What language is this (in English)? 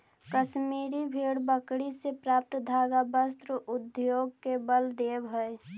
Magahi